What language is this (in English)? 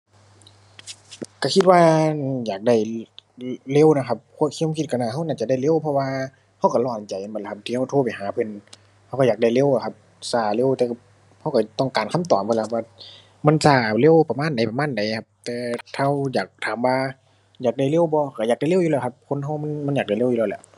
Thai